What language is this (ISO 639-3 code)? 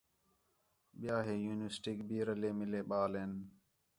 xhe